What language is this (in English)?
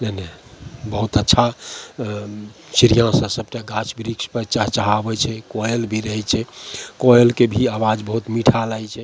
Maithili